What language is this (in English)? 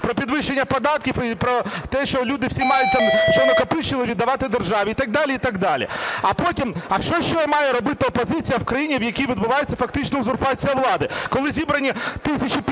Ukrainian